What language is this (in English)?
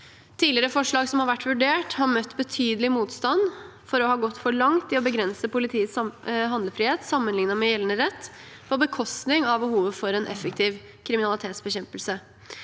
Norwegian